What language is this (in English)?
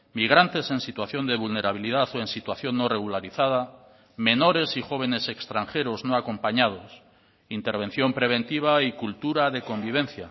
Spanish